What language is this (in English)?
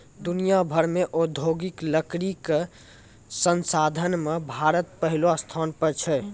Maithili